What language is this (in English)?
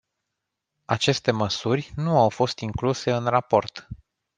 Romanian